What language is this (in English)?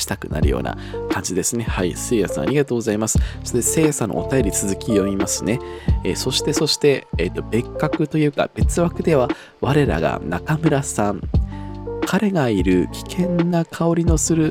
Japanese